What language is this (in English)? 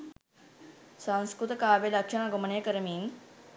Sinhala